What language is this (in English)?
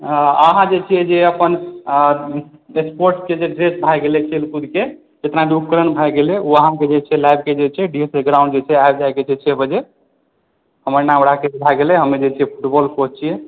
Maithili